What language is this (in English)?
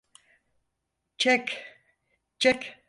Turkish